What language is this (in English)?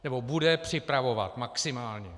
Czech